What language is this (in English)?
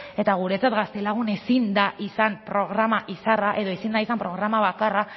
Basque